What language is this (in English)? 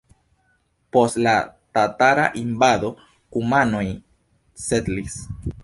Esperanto